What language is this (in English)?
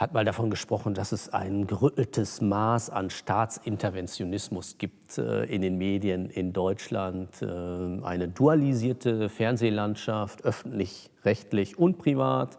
German